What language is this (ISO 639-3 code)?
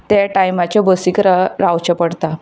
kok